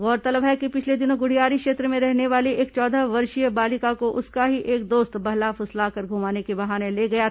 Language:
Hindi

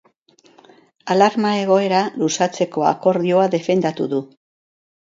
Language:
Basque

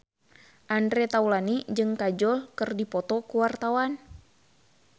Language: Sundanese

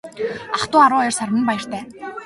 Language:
Mongolian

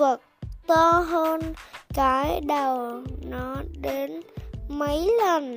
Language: Vietnamese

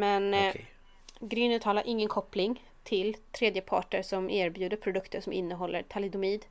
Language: Swedish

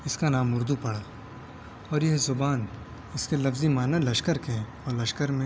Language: Urdu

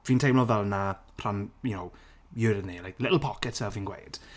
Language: Welsh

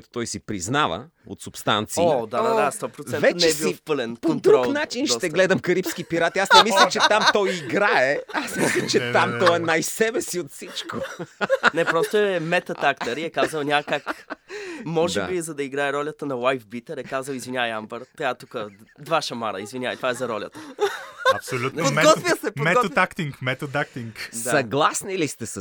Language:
Bulgarian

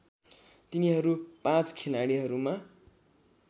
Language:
Nepali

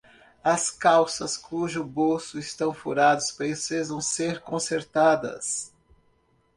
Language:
Portuguese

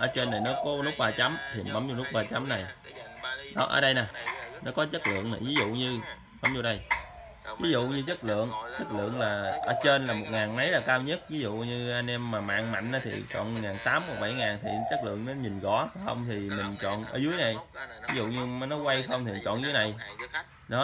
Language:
Vietnamese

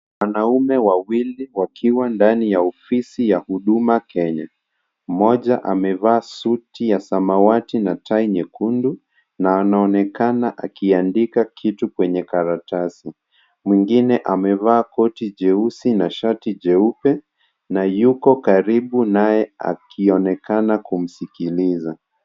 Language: Swahili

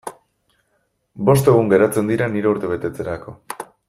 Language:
Basque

